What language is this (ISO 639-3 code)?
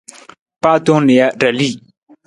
nmz